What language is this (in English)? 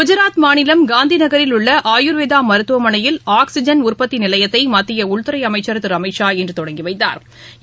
Tamil